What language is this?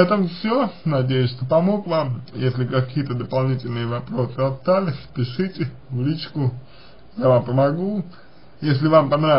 Russian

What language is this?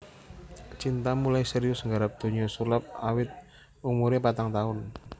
Javanese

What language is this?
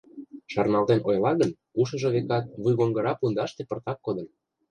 Mari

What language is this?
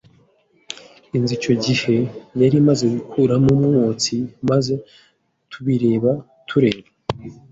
Kinyarwanda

